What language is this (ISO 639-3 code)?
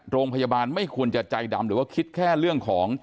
tha